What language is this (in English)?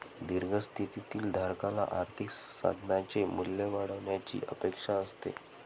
Marathi